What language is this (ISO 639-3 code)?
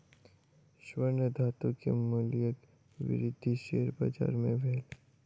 mai